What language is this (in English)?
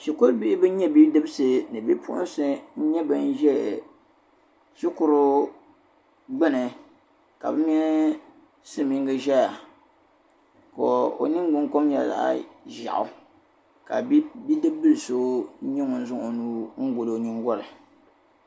Dagbani